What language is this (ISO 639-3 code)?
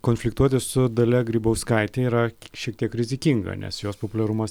lit